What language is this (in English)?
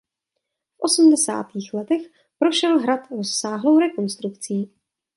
Czech